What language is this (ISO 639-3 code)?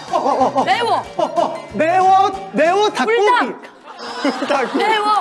kor